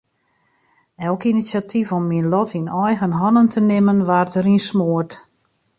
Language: Western Frisian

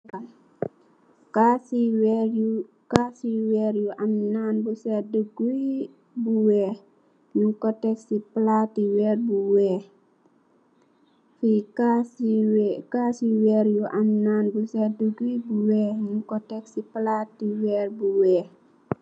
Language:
Wolof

